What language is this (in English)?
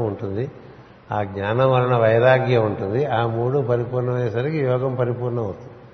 Telugu